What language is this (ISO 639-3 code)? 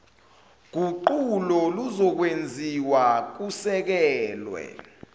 zul